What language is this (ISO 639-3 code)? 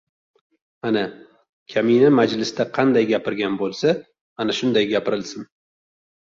uzb